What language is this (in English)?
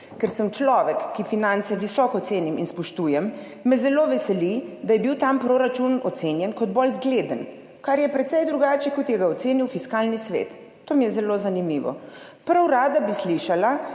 Slovenian